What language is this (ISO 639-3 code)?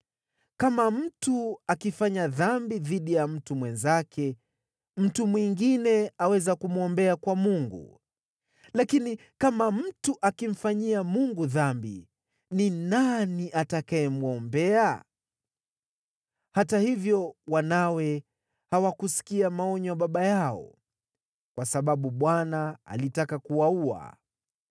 swa